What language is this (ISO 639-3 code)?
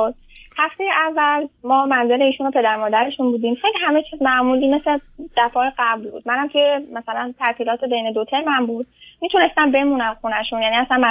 fas